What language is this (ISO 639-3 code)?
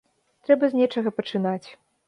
bel